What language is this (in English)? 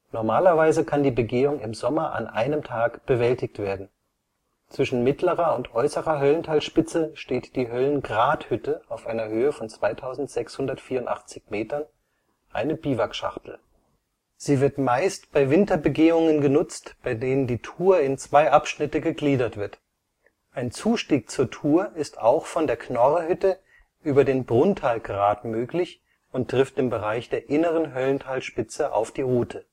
German